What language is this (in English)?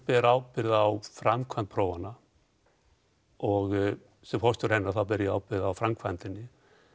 Icelandic